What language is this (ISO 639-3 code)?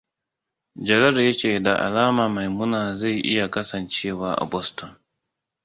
hau